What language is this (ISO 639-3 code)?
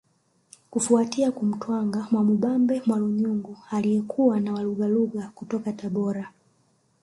swa